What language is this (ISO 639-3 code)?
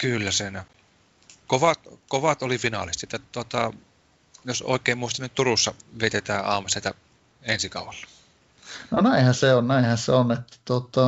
fin